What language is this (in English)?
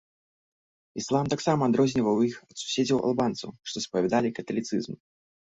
Belarusian